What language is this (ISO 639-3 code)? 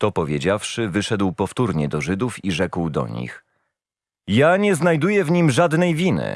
pol